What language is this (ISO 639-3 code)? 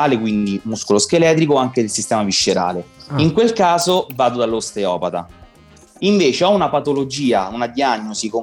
ita